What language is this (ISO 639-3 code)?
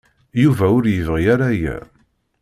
kab